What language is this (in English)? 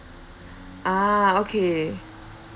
English